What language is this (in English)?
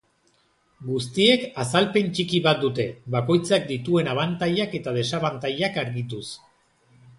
Basque